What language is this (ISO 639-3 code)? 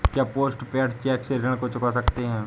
hin